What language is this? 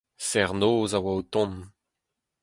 Breton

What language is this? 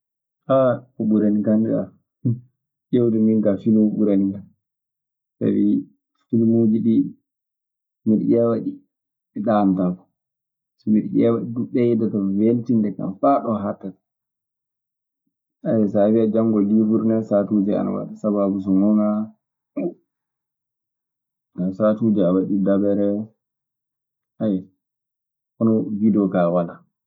Maasina Fulfulde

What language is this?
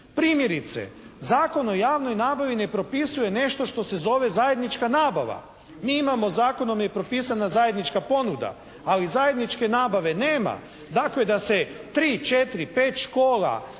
Croatian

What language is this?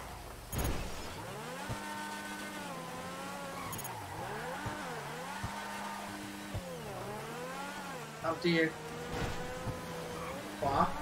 Thai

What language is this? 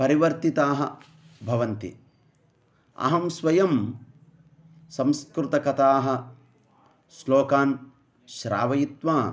Sanskrit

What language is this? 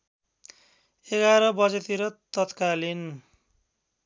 Nepali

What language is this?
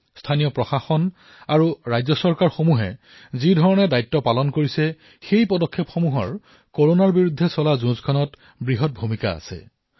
Assamese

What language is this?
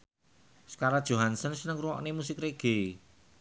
Javanese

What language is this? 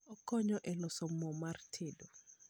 Luo (Kenya and Tanzania)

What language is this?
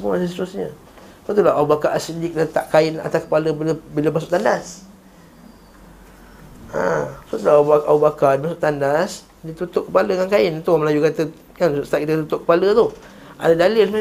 Malay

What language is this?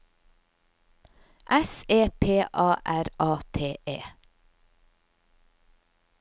Norwegian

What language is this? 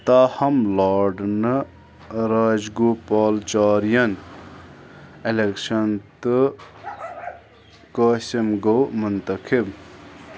Kashmiri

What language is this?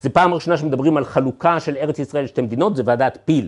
Hebrew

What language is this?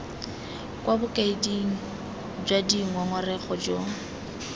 Tswana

